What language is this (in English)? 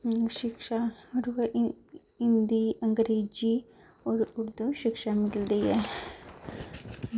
Dogri